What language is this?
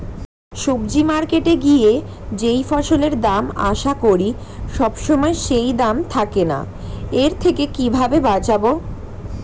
Bangla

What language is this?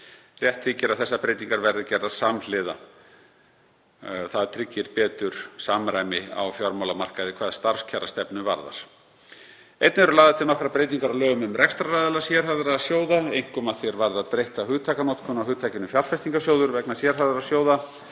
Icelandic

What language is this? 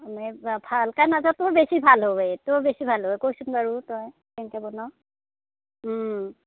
Assamese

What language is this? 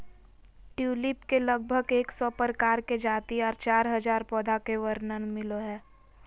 Magahi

